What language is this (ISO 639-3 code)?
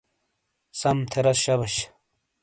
scl